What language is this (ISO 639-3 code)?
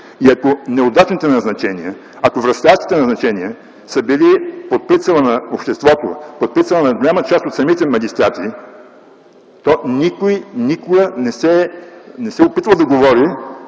bul